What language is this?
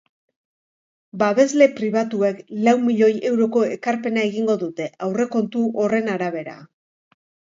Basque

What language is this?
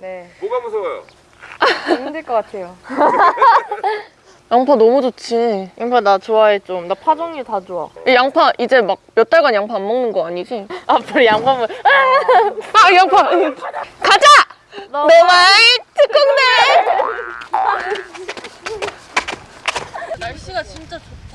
Korean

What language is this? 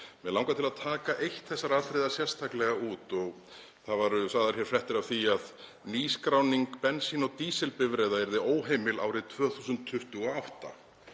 Icelandic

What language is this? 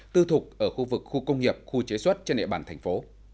Vietnamese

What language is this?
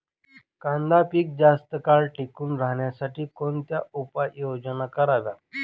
Marathi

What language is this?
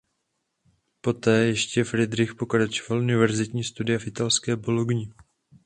Czech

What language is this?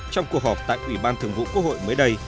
Vietnamese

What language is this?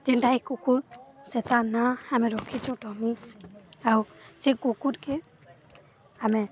Odia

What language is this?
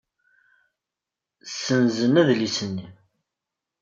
Kabyle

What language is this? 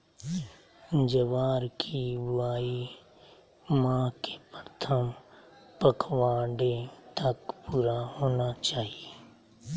Magahi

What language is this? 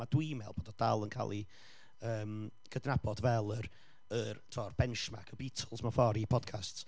Welsh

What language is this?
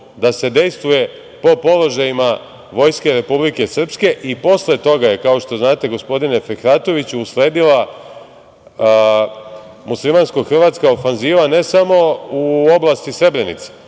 Serbian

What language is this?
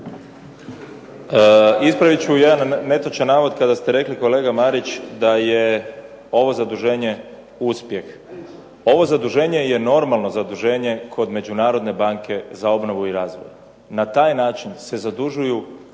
Croatian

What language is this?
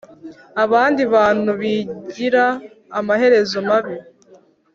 Kinyarwanda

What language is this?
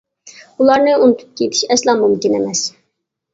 Uyghur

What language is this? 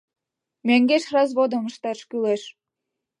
Mari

